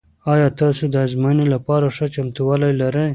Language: Pashto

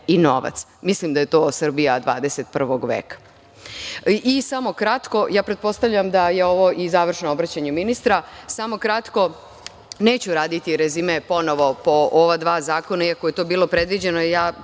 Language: Serbian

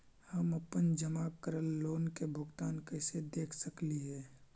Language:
Magahi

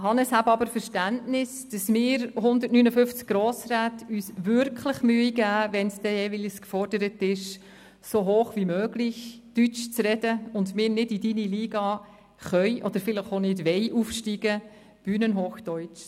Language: Swiss German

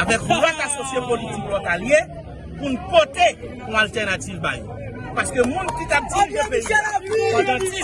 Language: French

